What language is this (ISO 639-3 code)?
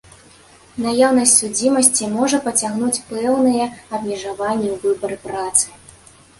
bel